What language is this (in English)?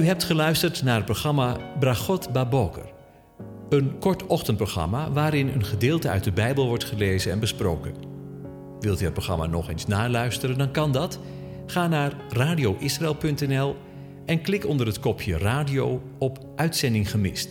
Dutch